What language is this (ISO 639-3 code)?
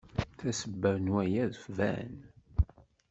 kab